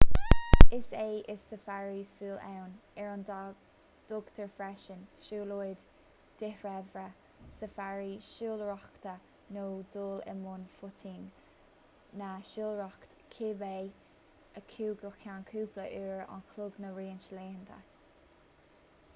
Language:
Irish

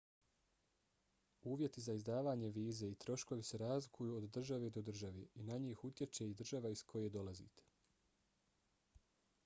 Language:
Bosnian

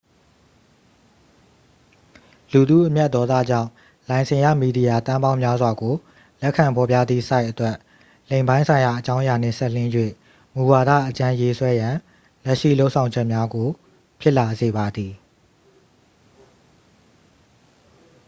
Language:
Burmese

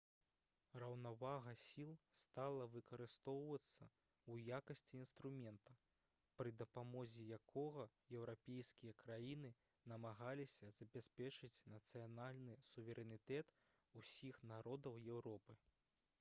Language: Belarusian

